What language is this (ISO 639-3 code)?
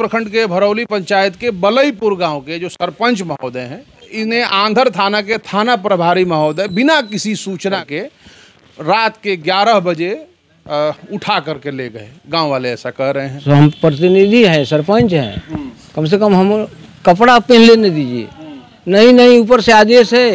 hin